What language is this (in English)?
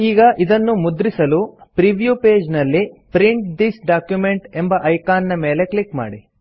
Kannada